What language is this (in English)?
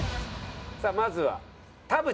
Japanese